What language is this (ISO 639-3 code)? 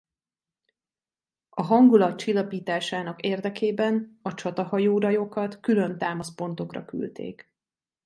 hun